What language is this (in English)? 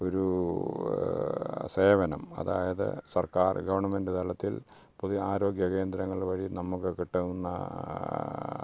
Malayalam